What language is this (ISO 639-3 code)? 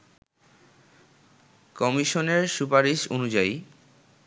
ben